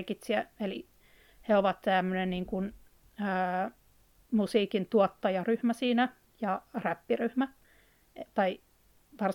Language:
Finnish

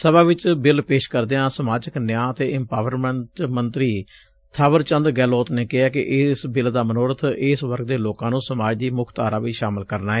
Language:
Punjabi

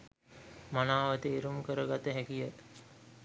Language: Sinhala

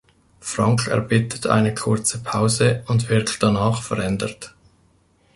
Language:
German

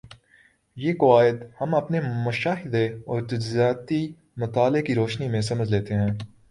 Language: Urdu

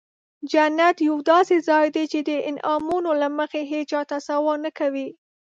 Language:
Pashto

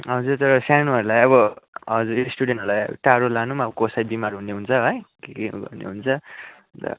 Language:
Nepali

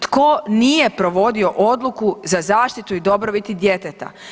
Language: Croatian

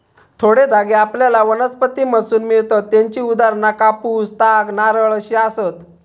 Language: Marathi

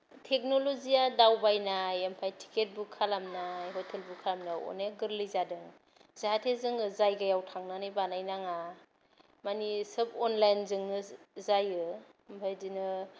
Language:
Bodo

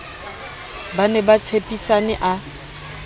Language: Southern Sotho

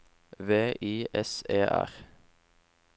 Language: Norwegian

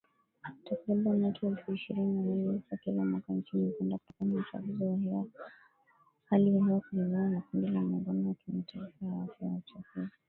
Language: Swahili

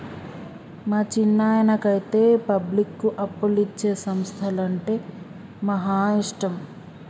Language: Telugu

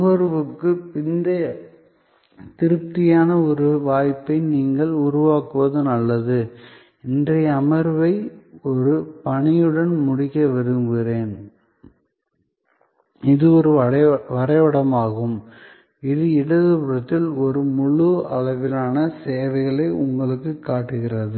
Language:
Tamil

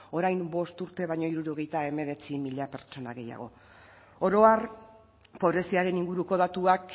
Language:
Basque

